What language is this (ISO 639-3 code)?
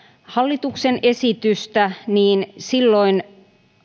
fin